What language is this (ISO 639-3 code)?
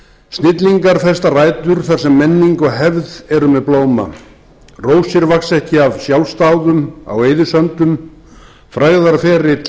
isl